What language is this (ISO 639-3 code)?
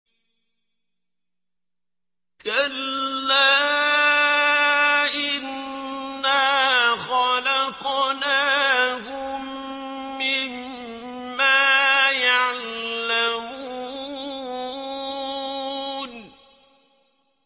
ara